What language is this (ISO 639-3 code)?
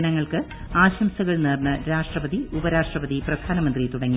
mal